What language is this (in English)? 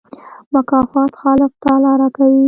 Pashto